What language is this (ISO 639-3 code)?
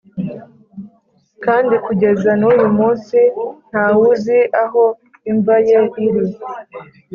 kin